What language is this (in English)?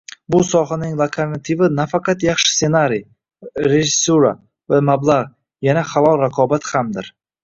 Uzbek